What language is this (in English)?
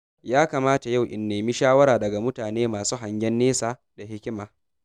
Hausa